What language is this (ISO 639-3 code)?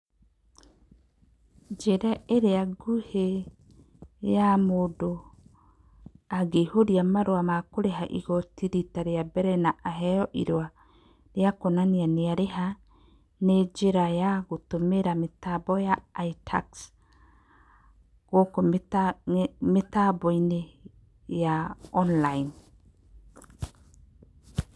kik